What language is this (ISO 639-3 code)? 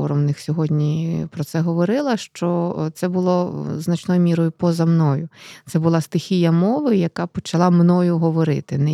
ukr